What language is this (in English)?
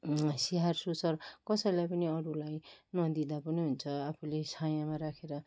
Nepali